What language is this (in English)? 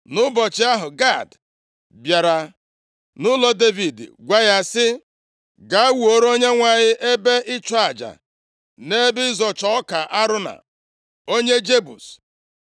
Igbo